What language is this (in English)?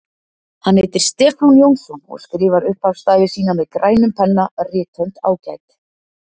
Icelandic